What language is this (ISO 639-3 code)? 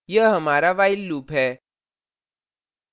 hin